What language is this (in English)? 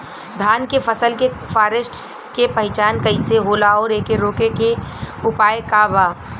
Bhojpuri